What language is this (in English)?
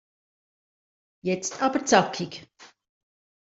German